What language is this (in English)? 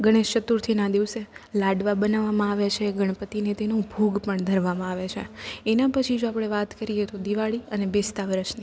Gujarati